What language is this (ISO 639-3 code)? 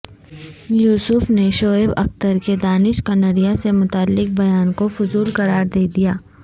urd